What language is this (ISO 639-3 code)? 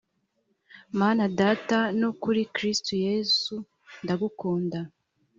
kin